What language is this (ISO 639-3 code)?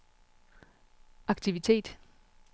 dan